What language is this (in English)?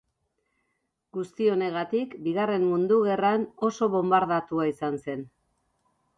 Basque